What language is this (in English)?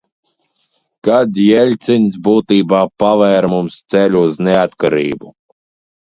Latvian